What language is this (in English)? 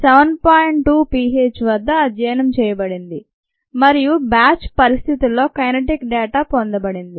Telugu